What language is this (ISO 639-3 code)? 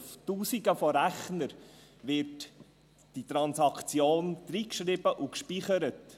gsw